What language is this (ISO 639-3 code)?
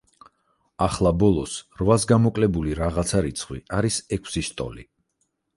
kat